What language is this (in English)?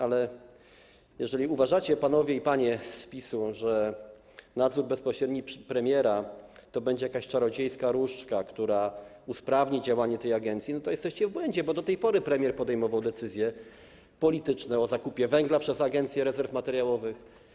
Polish